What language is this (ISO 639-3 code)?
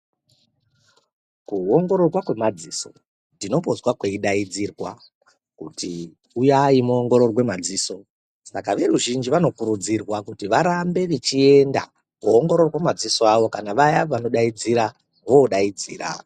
ndc